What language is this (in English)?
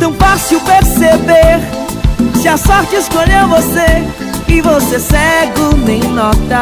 Portuguese